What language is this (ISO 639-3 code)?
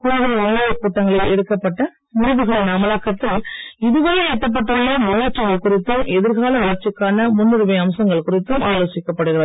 tam